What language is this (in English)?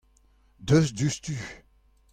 Breton